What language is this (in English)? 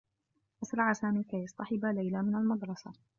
Arabic